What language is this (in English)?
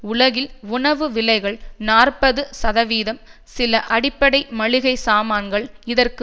Tamil